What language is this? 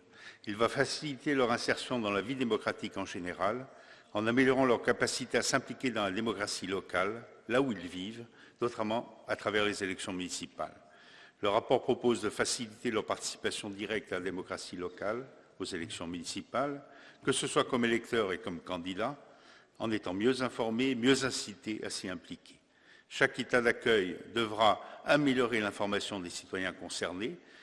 French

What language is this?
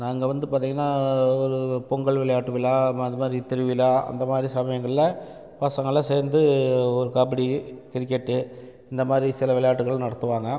Tamil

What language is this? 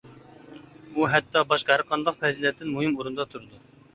Uyghur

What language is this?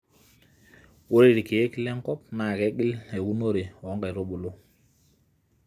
Masai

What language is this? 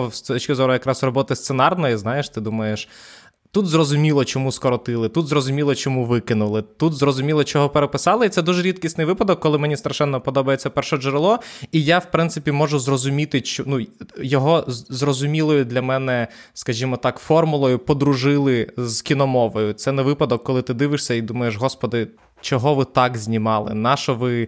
Ukrainian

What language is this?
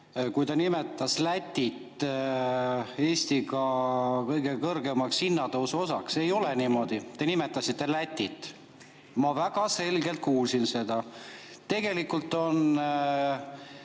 Estonian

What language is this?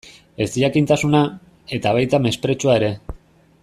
Basque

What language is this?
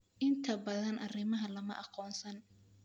Somali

